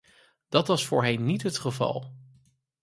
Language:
Dutch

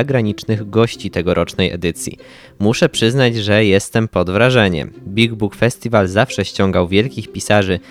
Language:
Polish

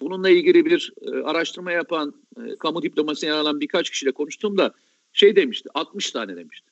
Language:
Turkish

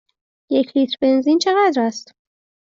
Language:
Persian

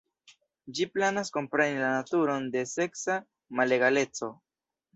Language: Esperanto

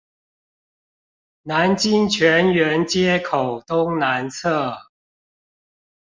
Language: Chinese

